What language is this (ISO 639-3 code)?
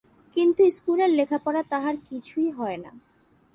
ben